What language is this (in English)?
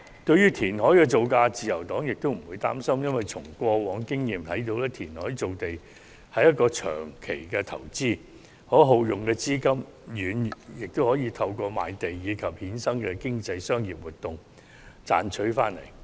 Cantonese